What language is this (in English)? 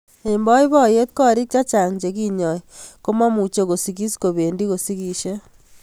Kalenjin